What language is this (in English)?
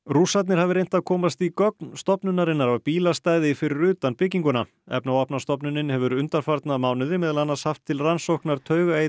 Icelandic